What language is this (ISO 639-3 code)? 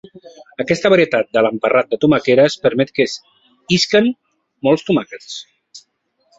cat